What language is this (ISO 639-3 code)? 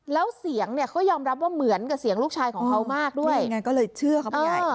tha